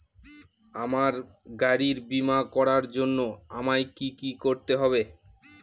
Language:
Bangla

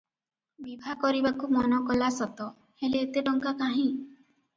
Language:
Odia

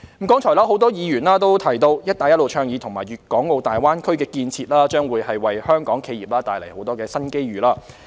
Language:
Cantonese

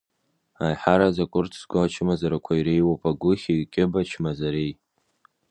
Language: Abkhazian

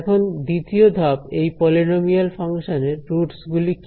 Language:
Bangla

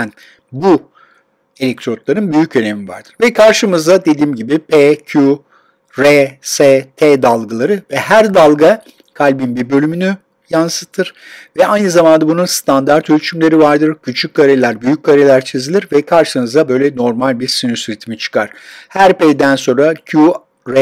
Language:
Turkish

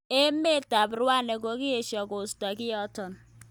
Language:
Kalenjin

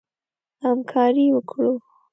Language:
Pashto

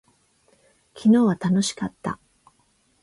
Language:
Japanese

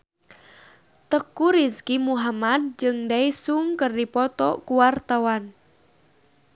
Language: Sundanese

